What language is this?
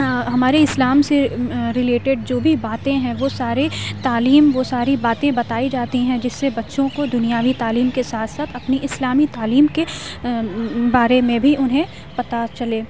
Urdu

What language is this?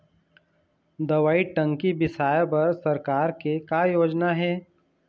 Chhattisgarhi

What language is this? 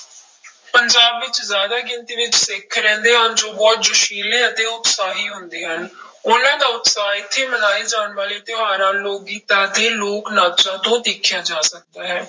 Punjabi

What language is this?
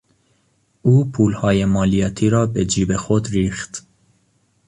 Persian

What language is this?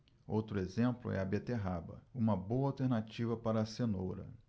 Portuguese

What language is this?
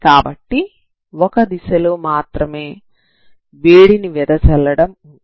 Telugu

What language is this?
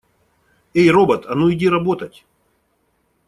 Russian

